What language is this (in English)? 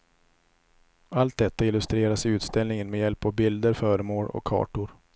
Swedish